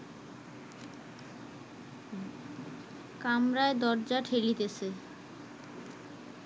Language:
Bangla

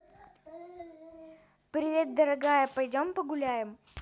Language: Russian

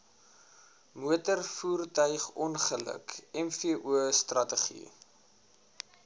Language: Afrikaans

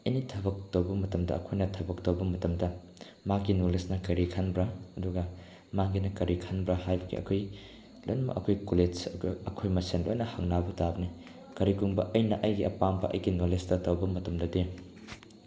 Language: Manipuri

